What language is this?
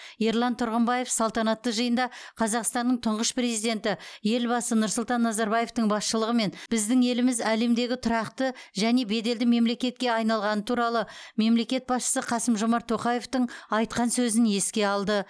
Kazakh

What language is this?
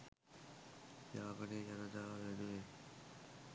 Sinhala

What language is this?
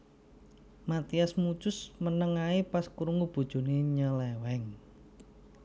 Javanese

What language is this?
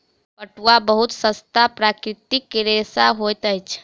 Maithili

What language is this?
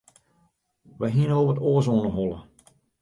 Western Frisian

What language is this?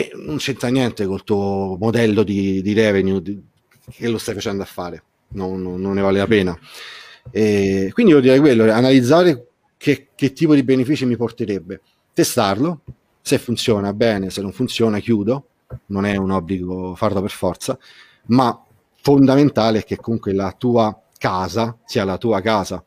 Italian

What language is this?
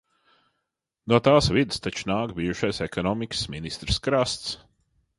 Latvian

